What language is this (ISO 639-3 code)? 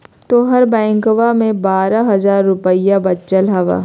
mag